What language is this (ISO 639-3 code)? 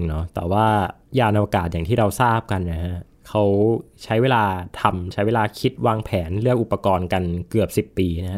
tha